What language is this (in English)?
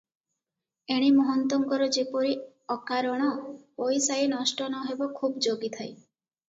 Odia